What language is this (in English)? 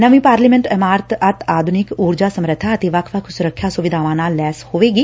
Punjabi